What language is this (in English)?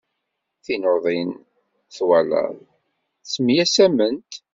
Kabyle